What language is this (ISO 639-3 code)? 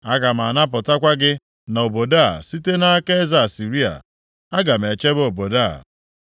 ibo